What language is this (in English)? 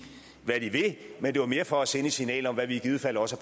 Danish